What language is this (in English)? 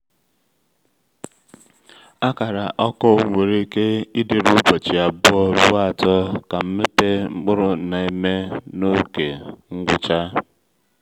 Igbo